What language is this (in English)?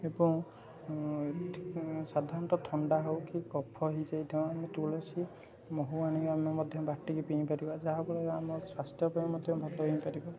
Odia